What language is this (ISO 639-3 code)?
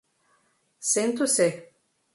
por